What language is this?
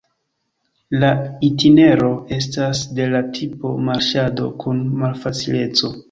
Esperanto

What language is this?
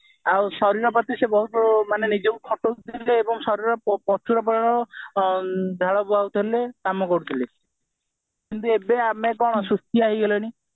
Odia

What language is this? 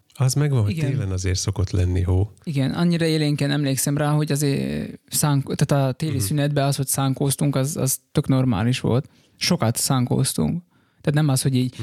Hungarian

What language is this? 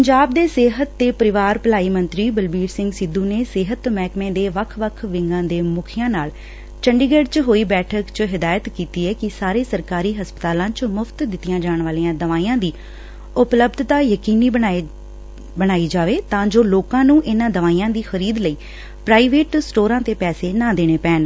Punjabi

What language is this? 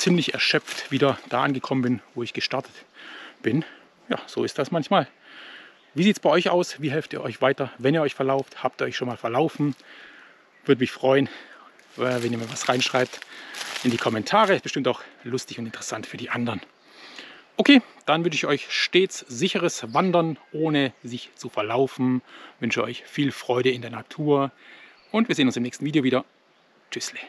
German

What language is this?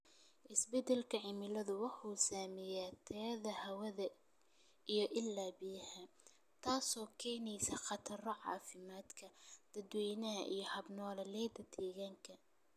Somali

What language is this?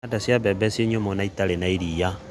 Kikuyu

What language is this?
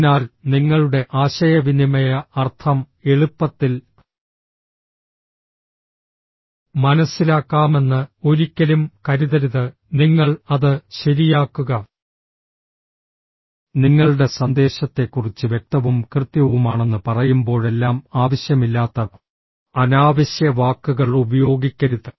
Malayalam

